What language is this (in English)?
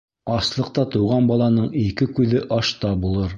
Bashkir